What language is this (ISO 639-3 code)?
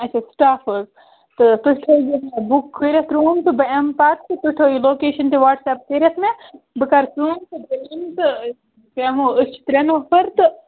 kas